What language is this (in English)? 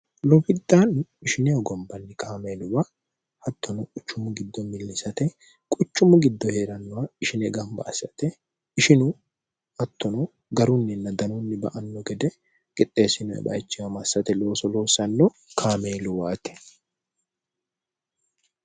Sidamo